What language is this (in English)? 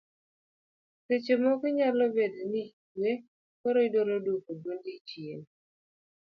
Luo (Kenya and Tanzania)